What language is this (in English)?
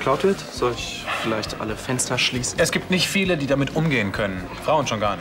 German